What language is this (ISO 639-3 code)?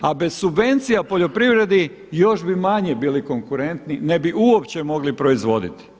hrv